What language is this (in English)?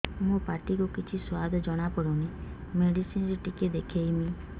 Odia